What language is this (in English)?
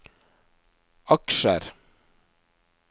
Norwegian